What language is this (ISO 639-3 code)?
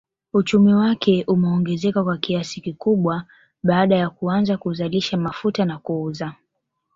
swa